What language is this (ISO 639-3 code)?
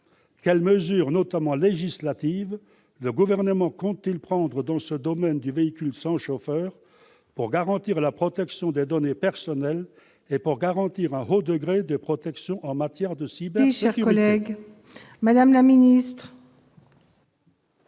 fra